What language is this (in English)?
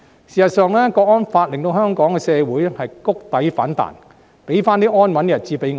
Cantonese